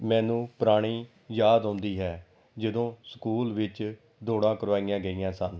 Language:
Punjabi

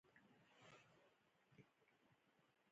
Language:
Pashto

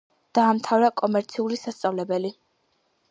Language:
Georgian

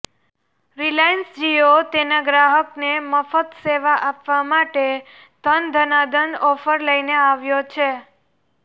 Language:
Gujarati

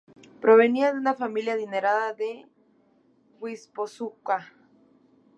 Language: Spanish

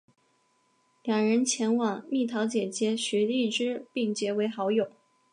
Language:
Chinese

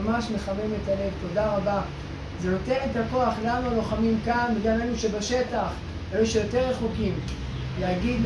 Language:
Hebrew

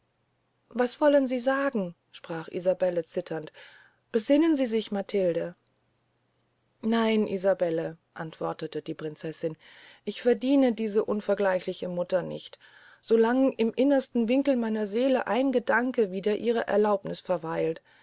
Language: German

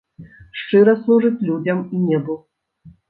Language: Belarusian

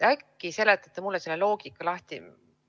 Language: Estonian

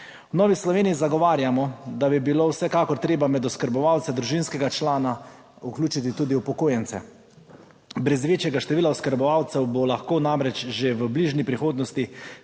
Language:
Slovenian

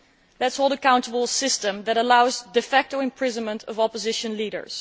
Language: English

